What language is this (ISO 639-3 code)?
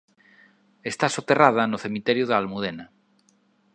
glg